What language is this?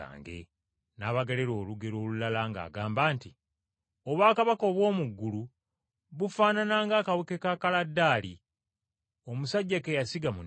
Ganda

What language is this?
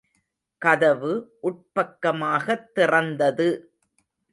Tamil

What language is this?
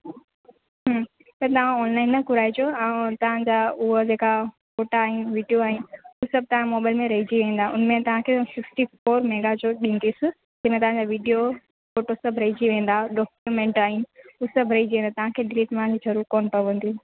Sindhi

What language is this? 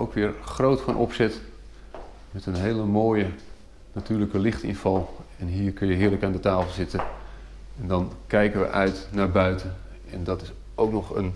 Dutch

